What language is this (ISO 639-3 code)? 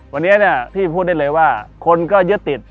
tha